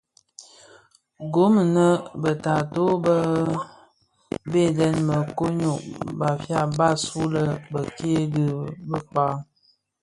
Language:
Bafia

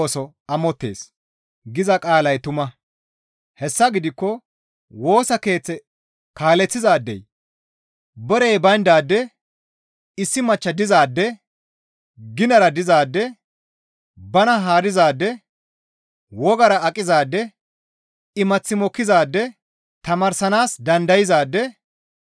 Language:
Gamo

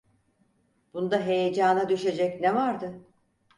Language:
Turkish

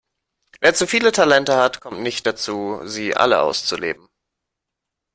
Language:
German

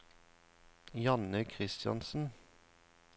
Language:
Norwegian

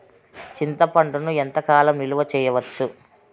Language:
Telugu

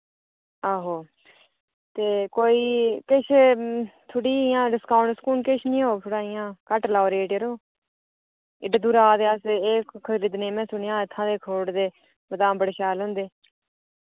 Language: Dogri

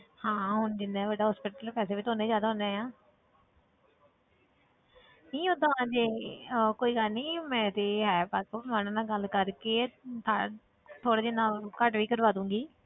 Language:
Punjabi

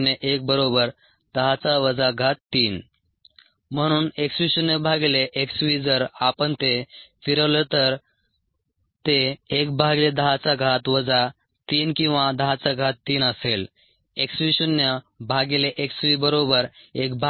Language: Marathi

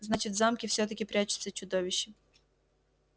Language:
Russian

